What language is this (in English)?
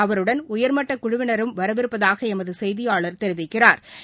Tamil